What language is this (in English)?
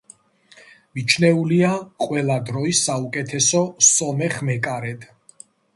Georgian